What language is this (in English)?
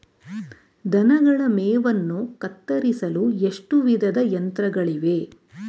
Kannada